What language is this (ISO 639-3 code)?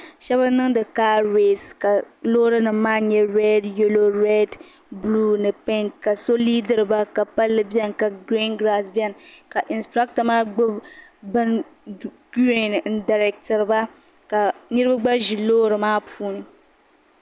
dag